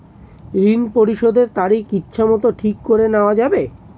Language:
Bangla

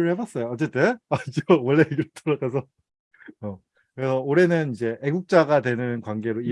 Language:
Korean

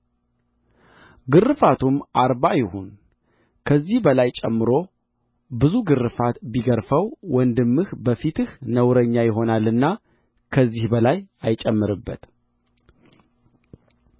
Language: Amharic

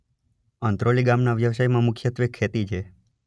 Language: Gujarati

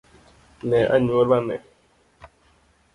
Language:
Luo (Kenya and Tanzania)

